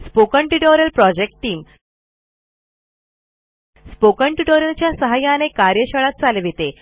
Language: Marathi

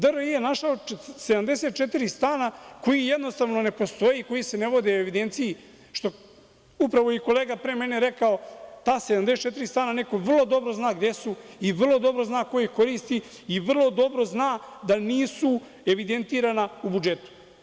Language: Serbian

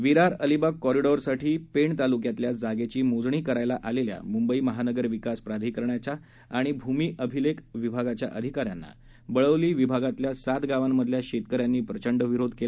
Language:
Marathi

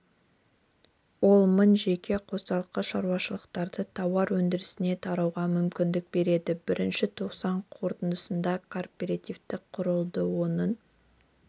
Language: Kazakh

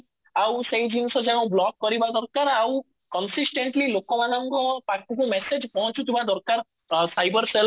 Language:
Odia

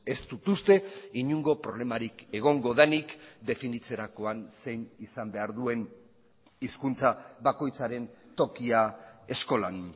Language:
Basque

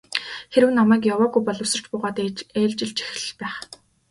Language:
Mongolian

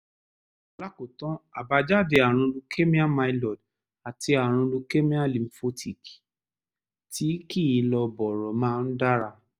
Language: Yoruba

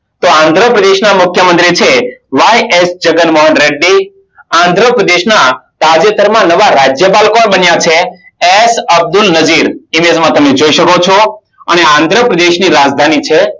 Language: Gujarati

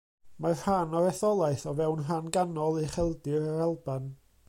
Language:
Welsh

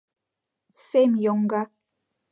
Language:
Mari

